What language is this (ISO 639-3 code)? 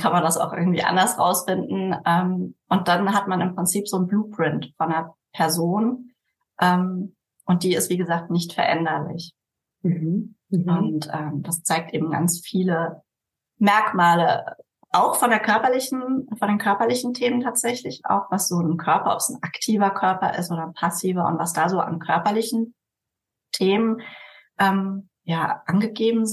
deu